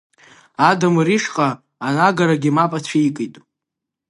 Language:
Abkhazian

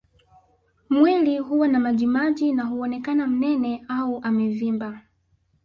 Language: Swahili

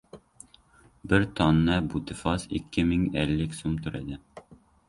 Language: Uzbek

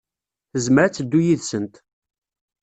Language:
Kabyle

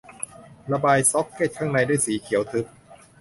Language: Thai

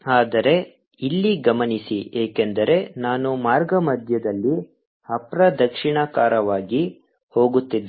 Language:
Kannada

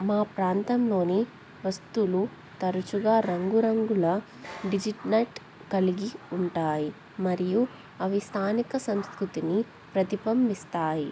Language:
Telugu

